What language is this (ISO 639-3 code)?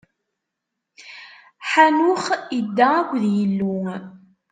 kab